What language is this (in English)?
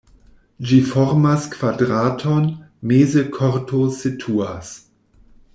Esperanto